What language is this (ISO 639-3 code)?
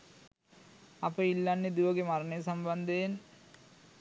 sin